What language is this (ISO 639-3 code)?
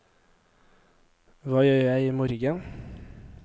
nor